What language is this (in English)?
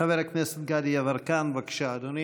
Hebrew